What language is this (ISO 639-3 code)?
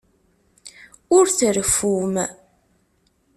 kab